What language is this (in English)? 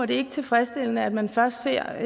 Danish